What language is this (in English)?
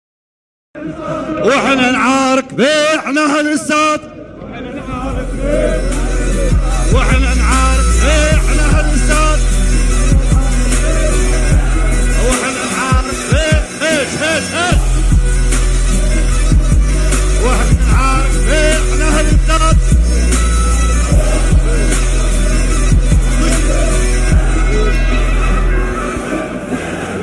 Arabic